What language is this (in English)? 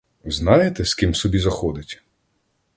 Ukrainian